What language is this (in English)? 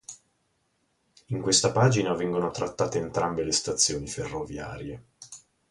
Italian